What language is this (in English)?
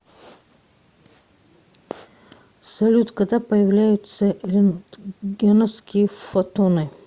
Russian